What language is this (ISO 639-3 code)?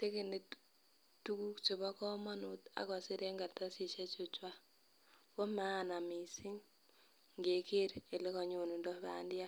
kln